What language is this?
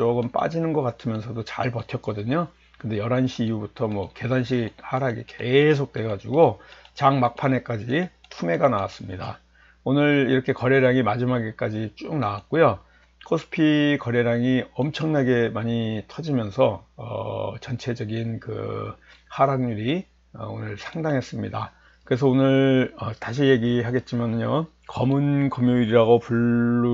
Korean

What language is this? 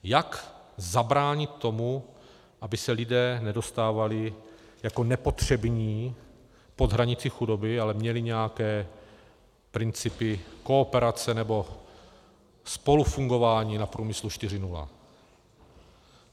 Czech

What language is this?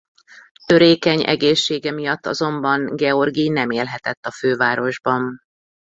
Hungarian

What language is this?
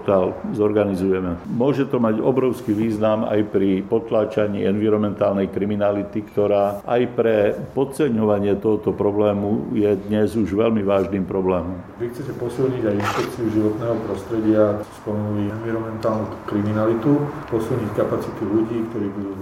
Slovak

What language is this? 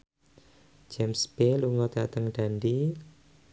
Javanese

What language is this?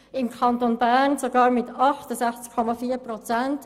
Swiss German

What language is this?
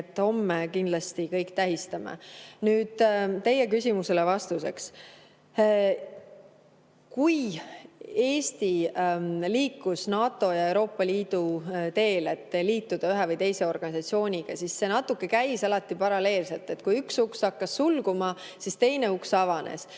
Estonian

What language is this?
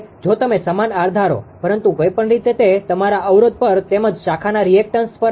Gujarati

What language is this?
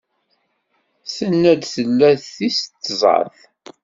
Kabyle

